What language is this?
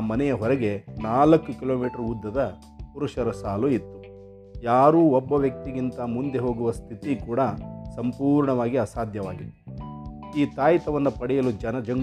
Kannada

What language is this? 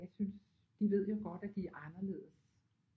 Danish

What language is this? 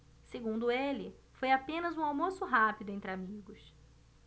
Portuguese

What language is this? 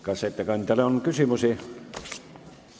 Estonian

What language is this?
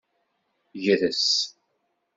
Kabyle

